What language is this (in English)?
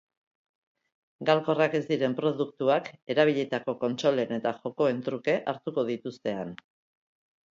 Basque